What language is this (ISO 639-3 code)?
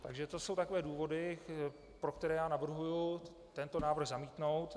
ces